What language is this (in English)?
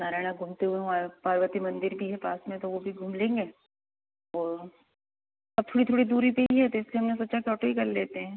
Hindi